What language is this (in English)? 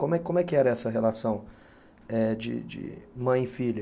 Portuguese